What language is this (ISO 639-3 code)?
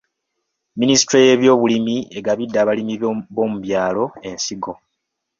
lug